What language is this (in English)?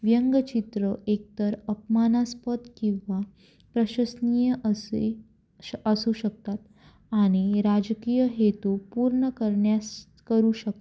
Marathi